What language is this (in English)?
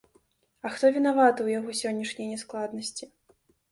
Belarusian